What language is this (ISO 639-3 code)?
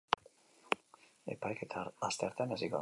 eus